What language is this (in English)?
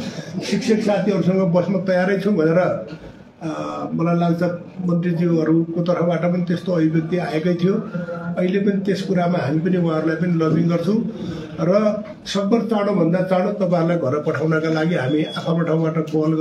Indonesian